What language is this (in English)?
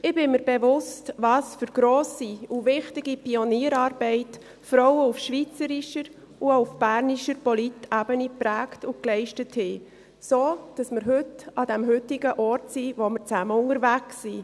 Swiss German